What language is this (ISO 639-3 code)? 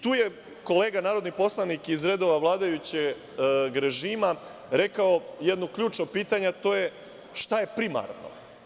srp